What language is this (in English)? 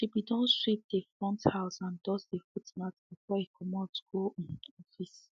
Nigerian Pidgin